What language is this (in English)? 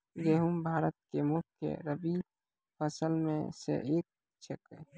Maithili